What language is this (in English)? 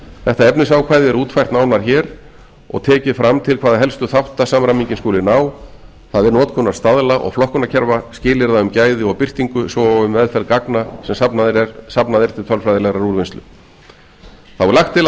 Icelandic